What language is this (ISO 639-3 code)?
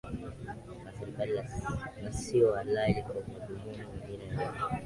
swa